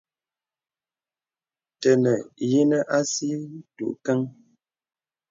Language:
Bebele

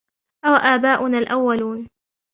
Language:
Arabic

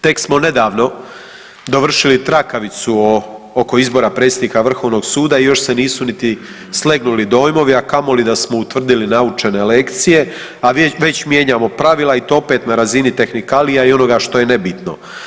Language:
Croatian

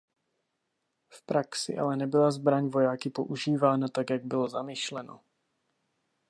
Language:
Czech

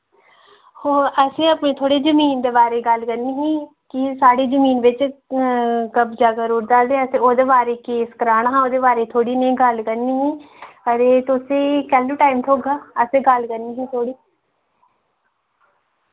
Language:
Dogri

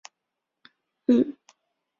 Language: Chinese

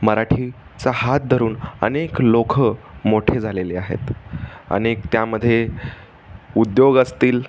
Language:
Marathi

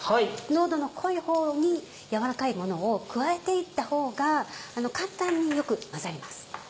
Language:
Japanese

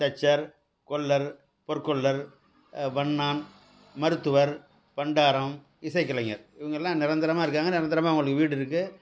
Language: Tamil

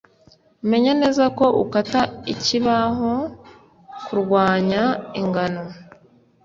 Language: Kinyarwanda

